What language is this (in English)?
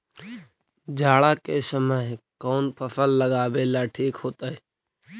Magahi